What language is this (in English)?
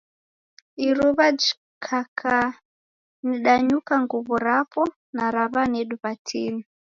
Taita